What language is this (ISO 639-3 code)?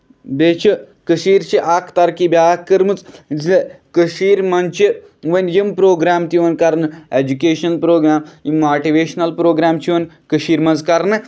kas